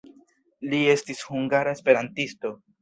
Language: Esperanto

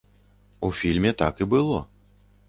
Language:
Belarusian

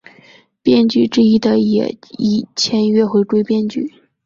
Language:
Chinese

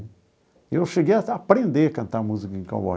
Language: Portuguese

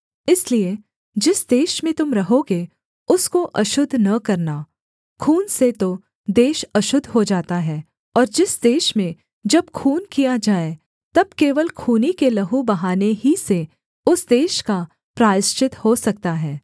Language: Hindi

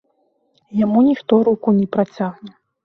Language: Belarusian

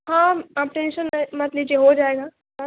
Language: Urdu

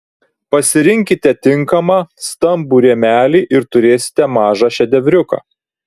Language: Lithuanian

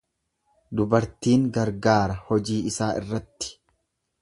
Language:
Oromo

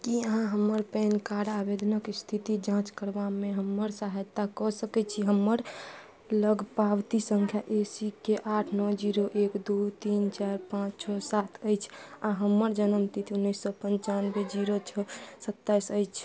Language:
Maithili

